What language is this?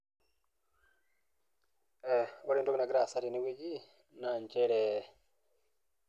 Masai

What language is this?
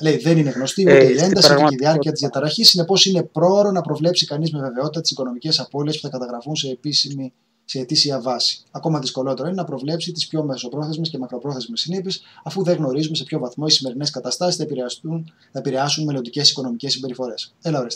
Greek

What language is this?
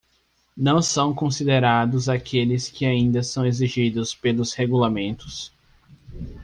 Portuguese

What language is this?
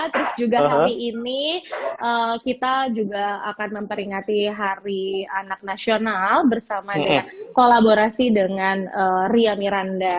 Indonesian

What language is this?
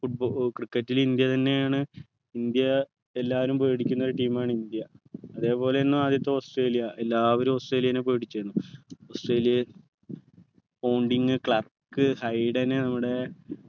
Malayalam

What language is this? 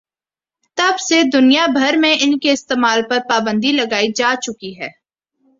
Urdu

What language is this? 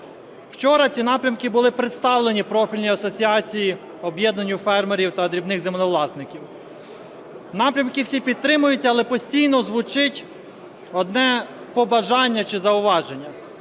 Ukrainian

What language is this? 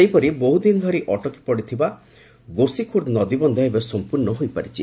Odia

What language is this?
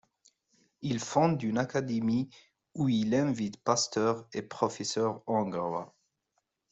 French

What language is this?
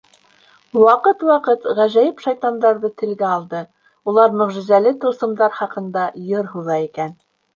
Bashkir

